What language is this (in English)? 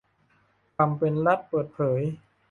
Thai